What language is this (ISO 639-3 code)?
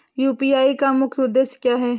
hin